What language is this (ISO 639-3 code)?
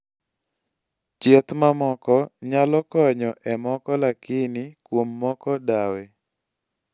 luo